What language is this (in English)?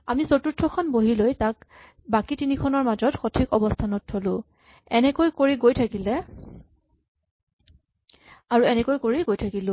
Assamese